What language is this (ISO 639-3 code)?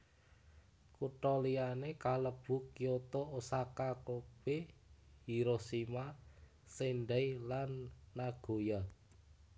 jav